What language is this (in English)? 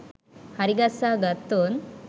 Sinhala